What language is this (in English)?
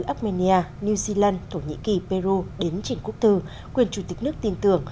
Vietnamese